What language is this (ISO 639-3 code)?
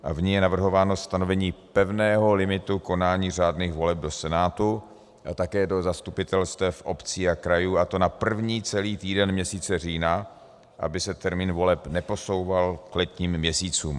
ces